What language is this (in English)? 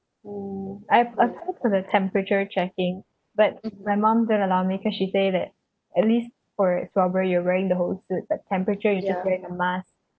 English